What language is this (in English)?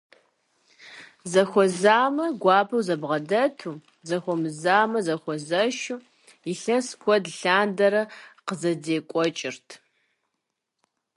Kabardian